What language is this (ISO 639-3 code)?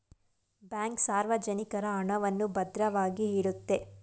kan